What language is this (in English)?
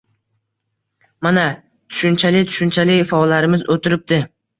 Uzbek